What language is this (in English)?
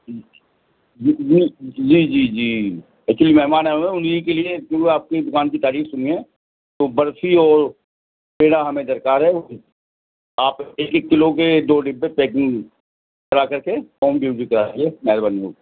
Urdu